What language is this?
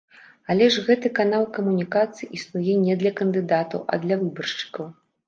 Belarusian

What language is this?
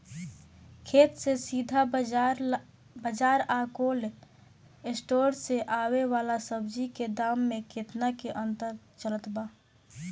Bhojpuri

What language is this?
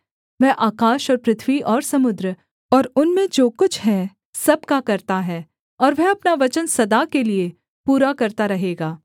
Hindi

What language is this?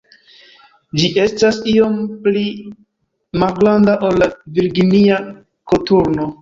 Esperanto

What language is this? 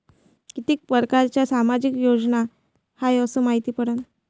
Marathi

